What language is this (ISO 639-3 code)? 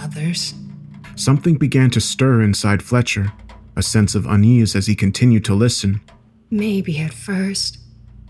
eng